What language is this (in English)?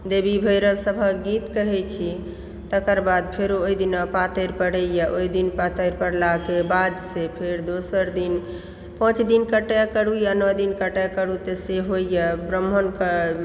Maithili